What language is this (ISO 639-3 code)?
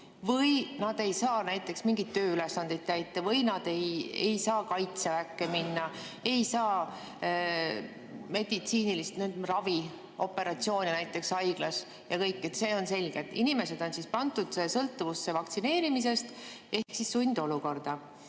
est